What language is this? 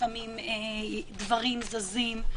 Hebrew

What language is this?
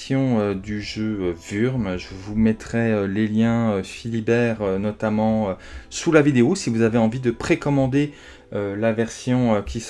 French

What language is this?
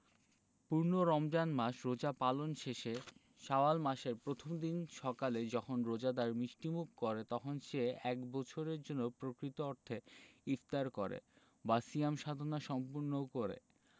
Bangla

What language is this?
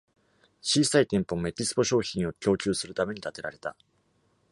Japanese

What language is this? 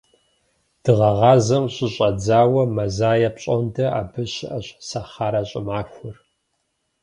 Kabardian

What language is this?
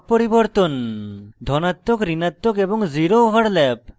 Bangla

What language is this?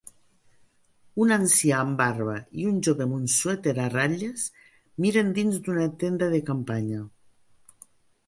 Catalan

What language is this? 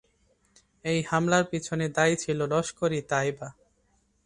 Bangla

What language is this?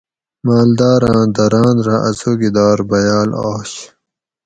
Gawri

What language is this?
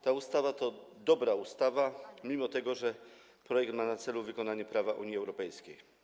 Polish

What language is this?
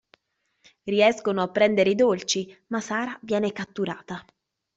Italian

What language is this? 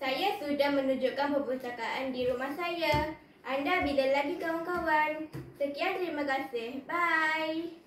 Malay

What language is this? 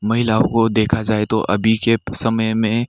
Hindi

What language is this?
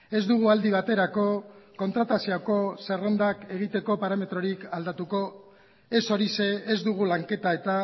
Basque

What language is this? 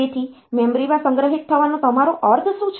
Gujarati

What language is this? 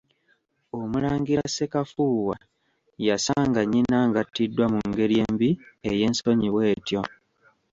Ganda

